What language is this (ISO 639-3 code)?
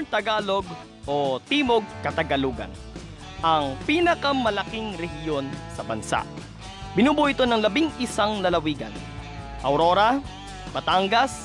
fil